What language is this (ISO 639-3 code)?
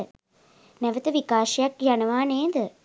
sin